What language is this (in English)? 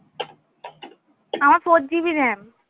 Bangla